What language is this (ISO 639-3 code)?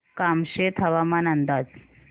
mar